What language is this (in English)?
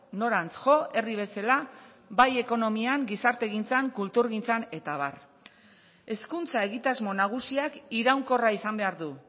Basque